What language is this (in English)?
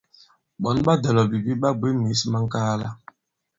Bankon